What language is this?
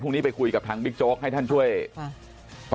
Thai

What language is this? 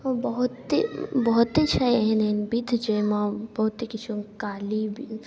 Maithili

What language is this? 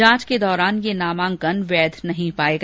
Hindi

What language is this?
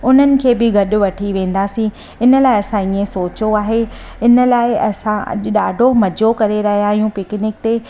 Sindhi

